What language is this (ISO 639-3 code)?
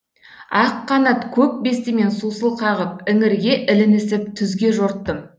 kaz